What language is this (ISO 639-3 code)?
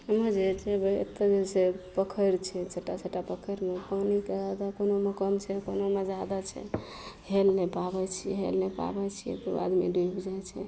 mai